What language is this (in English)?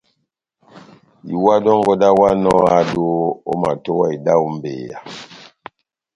Batanga